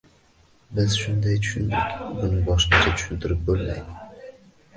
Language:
Uzbek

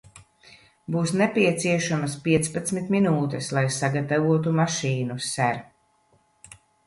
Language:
Latvian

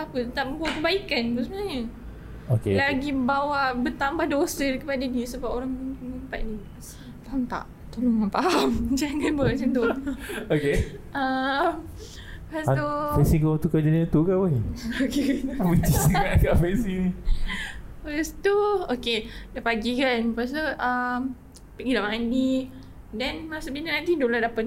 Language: Malay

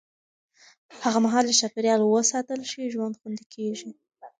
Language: Pashto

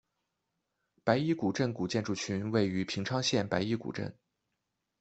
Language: Chinese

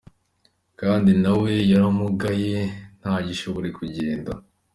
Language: Kinyarwanda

